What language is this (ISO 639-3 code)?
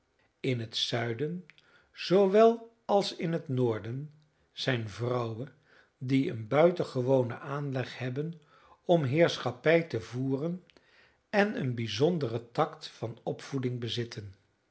nld